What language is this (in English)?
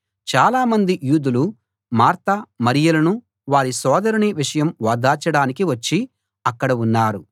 Telugu